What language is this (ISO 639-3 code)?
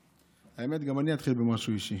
heb